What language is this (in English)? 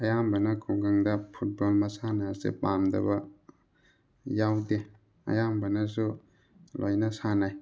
Manipuri